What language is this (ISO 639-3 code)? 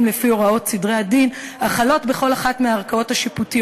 heb